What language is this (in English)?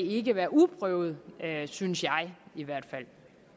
Danish